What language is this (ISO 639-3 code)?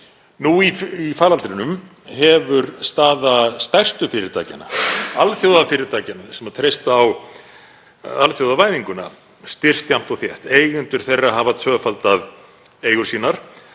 isl